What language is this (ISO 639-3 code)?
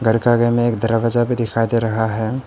hin